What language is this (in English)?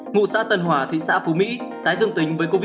Vietnamese